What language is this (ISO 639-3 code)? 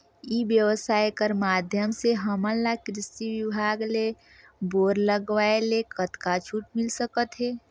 hne